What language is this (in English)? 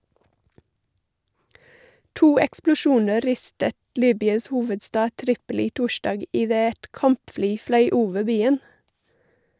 Norwegian